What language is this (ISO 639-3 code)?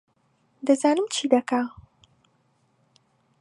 ckb